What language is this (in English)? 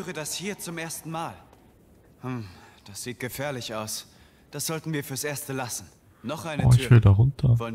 German